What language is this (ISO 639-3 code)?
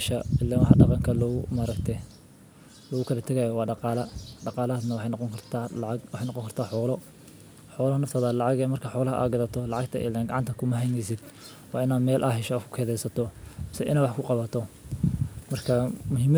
som